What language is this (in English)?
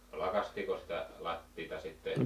Finnish